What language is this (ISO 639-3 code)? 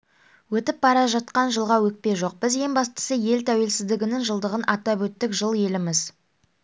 kaz